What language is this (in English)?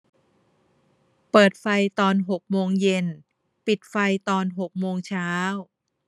Thai